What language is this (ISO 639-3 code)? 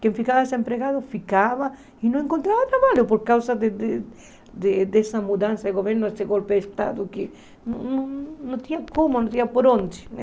por